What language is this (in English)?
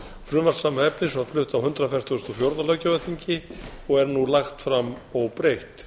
Icelandic